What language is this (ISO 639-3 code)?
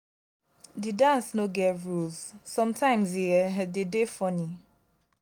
pcm